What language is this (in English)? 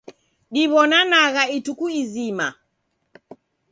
Taita